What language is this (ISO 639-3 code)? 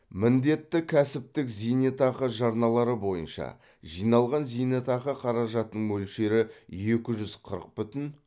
kaz